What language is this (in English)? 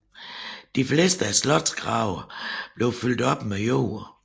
Danish